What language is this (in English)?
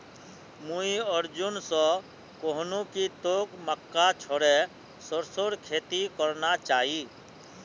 Magahi